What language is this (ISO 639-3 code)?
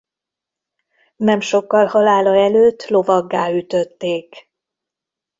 hun